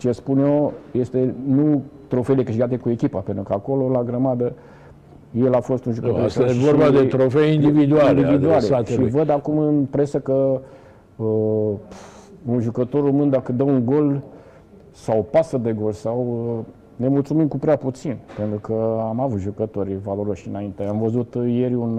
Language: Romanian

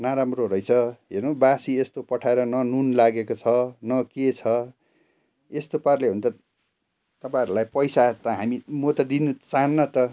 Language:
Nepali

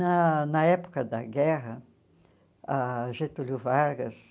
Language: Portuguese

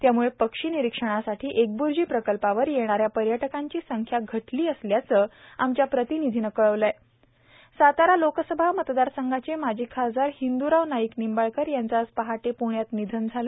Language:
Marathi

